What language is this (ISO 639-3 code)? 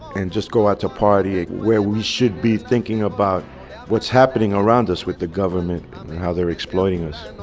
eng